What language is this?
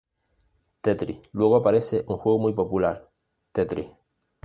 Spanish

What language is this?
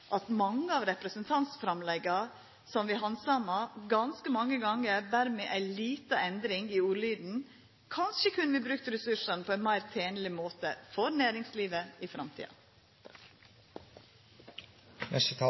Norwegian Nynorsk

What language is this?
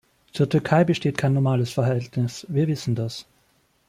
German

